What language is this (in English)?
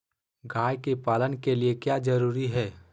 Magahi